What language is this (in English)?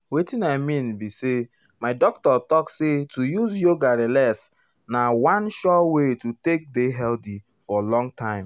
Nigerian Pidgin